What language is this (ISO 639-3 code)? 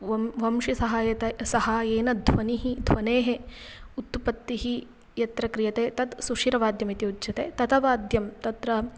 san